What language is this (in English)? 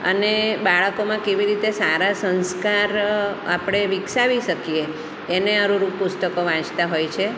Gujarati